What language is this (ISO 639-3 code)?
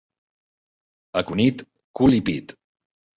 cat